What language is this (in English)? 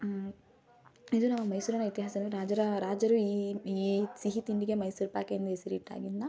Kannada